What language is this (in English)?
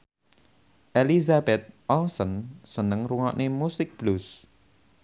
Javanese